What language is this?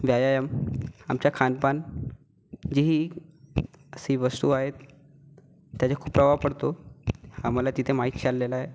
Marathi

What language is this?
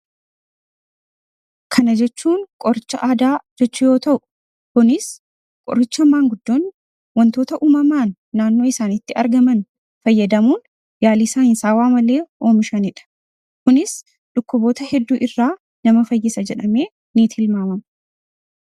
Oromo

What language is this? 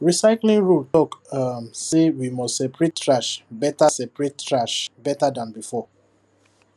Nigerian Pidgin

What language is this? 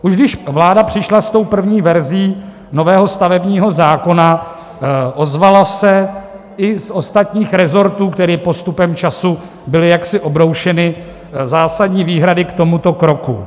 Czech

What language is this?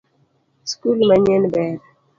Luo (Kenya and Tanzania)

